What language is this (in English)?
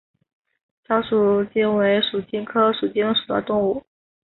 Chinese